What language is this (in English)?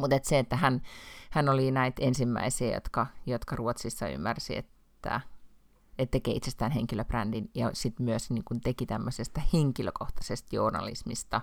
Finnish